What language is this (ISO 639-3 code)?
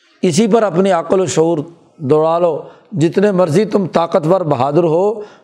urd